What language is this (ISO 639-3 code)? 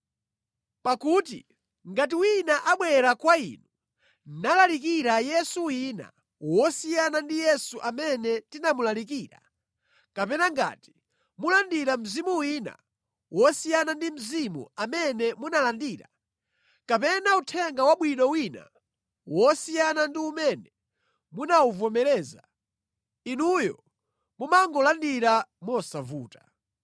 nya